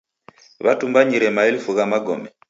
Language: Taita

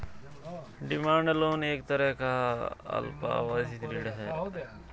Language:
Hindi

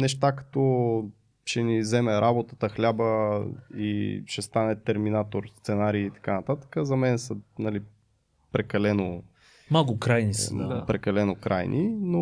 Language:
Bulgarian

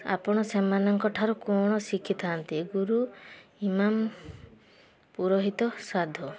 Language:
Odia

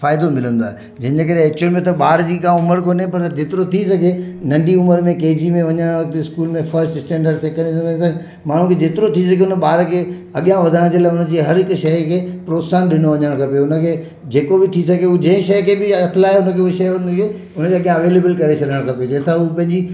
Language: Sindhi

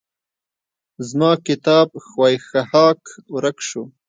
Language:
Pashto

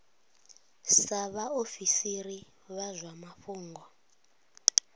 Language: Venda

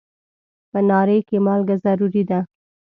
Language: Pashto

